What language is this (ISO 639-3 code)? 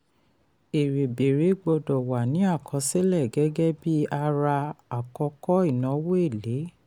yor